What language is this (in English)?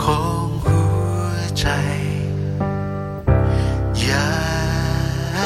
Thai